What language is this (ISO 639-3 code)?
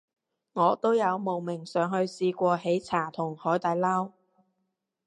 yue